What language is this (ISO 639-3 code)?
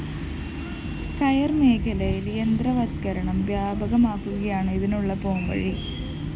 mal